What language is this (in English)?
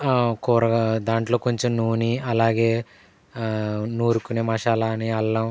Telugu